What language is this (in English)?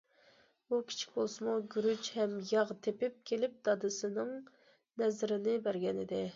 Uyghur